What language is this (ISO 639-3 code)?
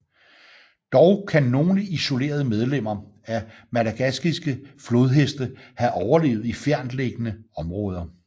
dan